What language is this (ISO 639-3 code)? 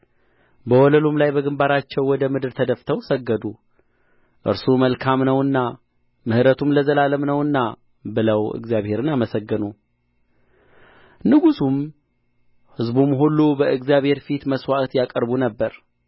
amh